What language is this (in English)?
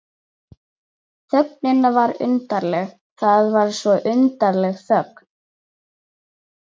Icelandic